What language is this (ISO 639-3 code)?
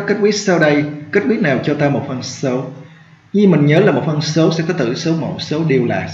vie